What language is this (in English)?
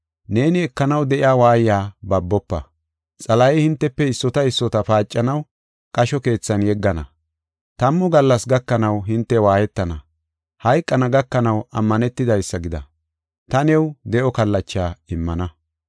Gofa